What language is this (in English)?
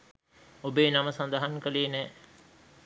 Sinhala